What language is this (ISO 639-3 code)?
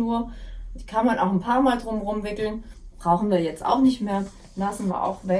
deu